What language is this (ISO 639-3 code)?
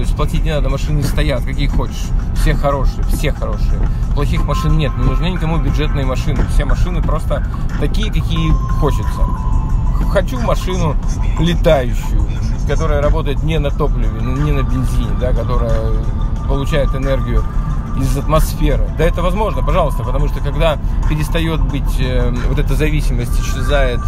rus